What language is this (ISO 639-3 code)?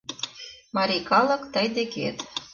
chm